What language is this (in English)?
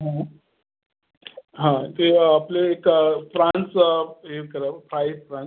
Marathi